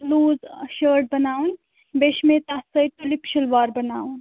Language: Kashmiri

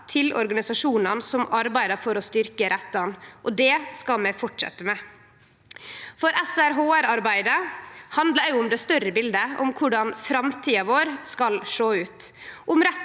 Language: Norwegian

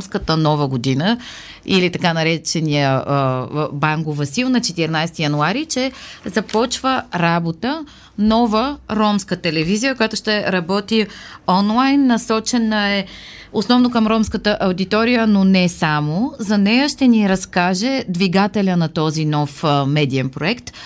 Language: Bulgarian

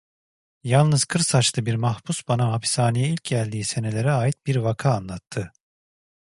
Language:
Turkish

